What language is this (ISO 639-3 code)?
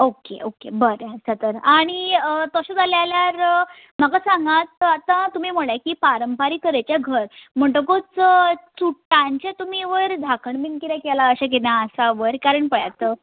kok